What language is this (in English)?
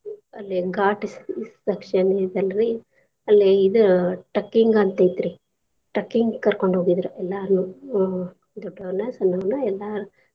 Kannada